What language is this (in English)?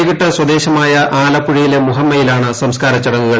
Malayalam